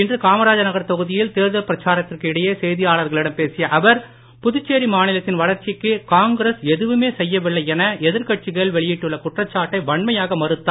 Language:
Tamil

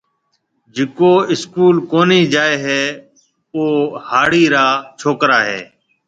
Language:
Marwari (Pakistan)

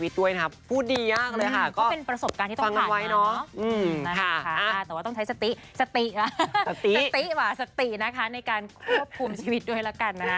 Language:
Thai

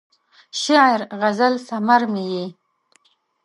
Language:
Pashto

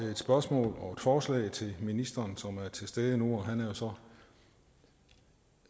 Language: Danish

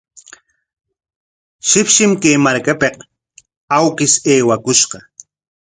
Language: Corongo Ancash Quechua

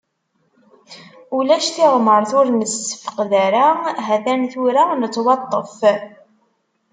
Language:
Kabyle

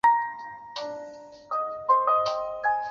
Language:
Chinese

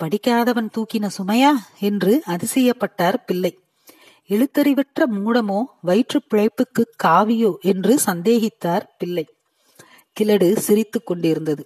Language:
Tamil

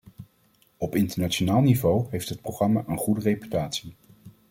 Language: Dutch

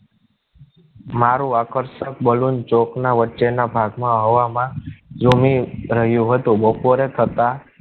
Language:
Gujarati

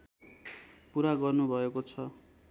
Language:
Nepali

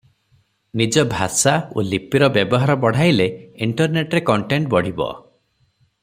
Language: Odia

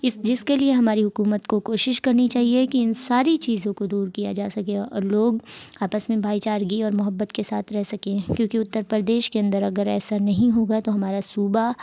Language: Urdu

